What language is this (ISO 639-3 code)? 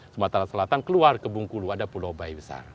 ind